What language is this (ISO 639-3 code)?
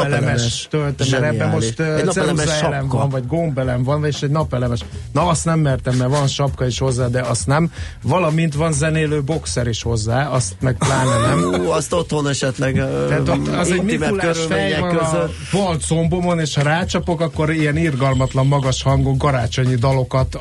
hun